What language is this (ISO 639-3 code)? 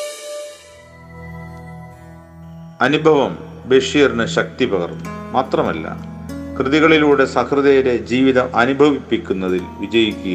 mal